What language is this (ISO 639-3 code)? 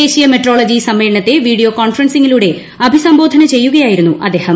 mal